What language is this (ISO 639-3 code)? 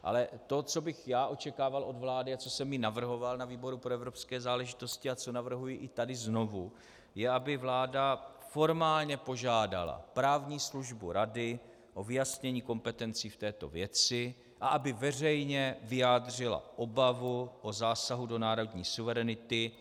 ces